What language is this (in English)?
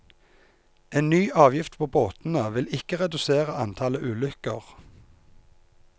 Norwegian